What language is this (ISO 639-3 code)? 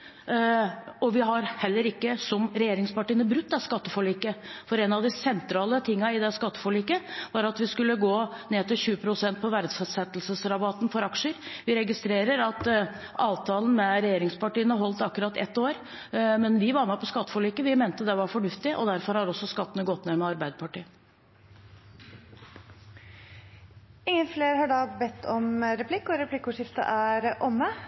nor